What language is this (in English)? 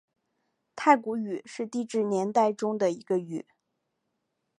Chinese